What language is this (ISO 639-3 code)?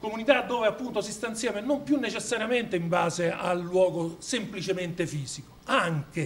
ita